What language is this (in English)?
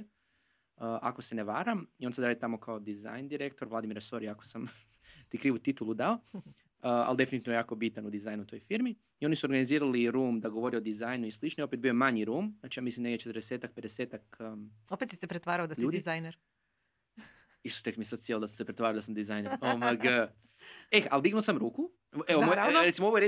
Croatian